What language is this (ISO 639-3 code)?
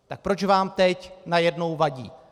ces